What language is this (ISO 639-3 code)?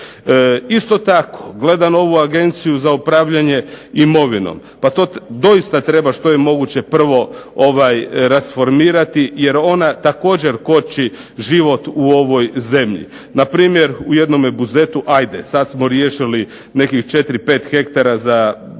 hrv